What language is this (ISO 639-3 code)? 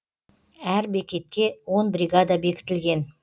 kaz